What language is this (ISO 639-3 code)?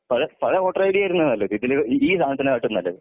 mal